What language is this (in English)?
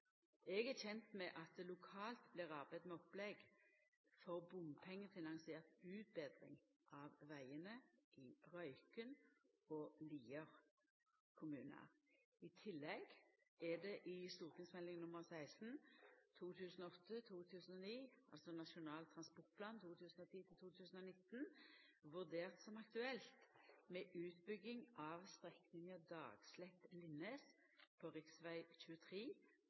Norwegian Nynorsk